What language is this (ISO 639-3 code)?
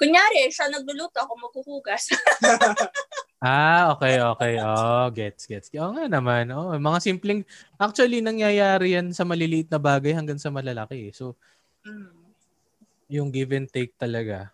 fil